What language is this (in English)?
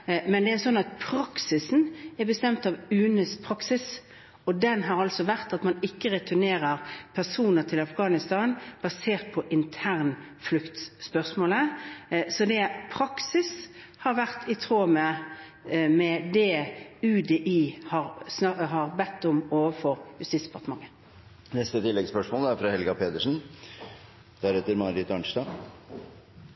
Norwegian